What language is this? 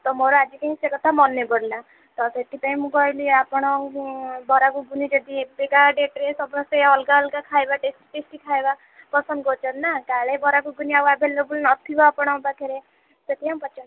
Odia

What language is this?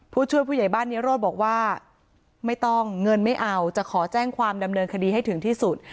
Thai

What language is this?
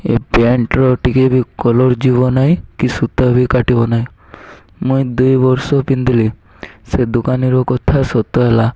Odia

